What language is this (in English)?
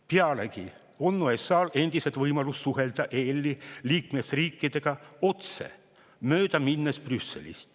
Estonian